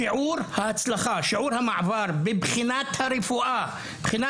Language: Hebrew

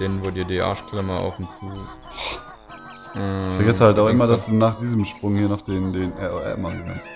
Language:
German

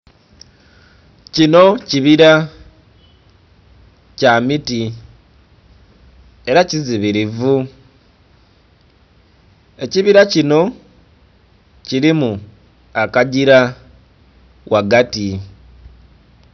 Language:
Soga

